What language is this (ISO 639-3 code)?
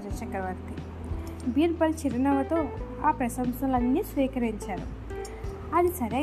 tel